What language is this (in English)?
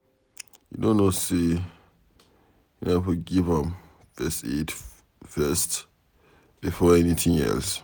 Nigerian Pidgin